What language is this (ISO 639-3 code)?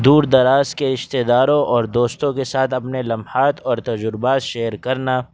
urd